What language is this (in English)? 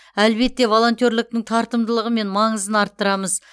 Kazakh